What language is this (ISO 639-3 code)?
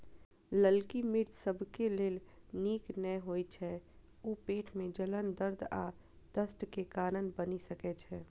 mai